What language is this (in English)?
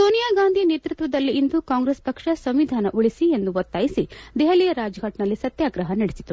Kannada